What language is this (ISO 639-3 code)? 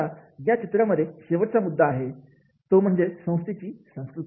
mar